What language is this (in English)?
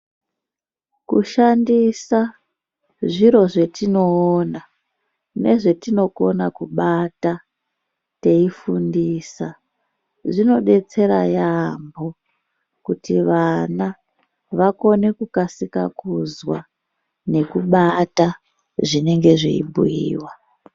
Ndau